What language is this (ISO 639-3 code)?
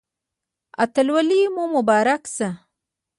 pus